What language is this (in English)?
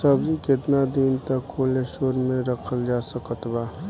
Bhojpuri